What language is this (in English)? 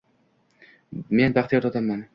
Uzbek